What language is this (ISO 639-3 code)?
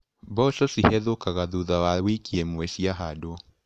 kik